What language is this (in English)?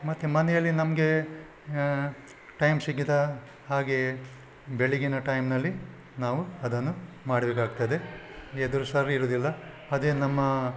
Kannada